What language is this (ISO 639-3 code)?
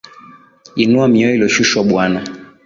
swa